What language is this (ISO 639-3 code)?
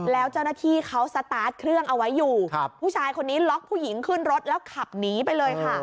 tha